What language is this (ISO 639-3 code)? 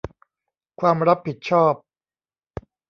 tha